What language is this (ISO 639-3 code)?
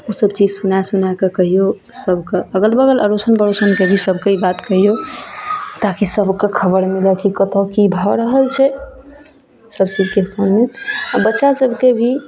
mai